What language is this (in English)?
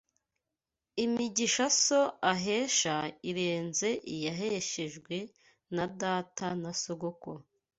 Kinyarwanda